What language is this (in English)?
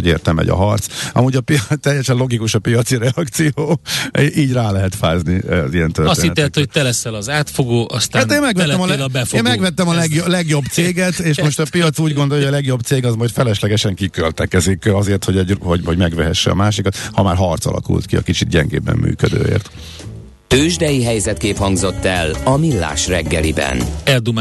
Hungarian